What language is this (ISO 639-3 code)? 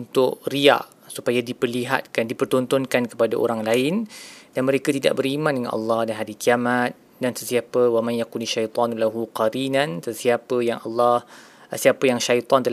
msa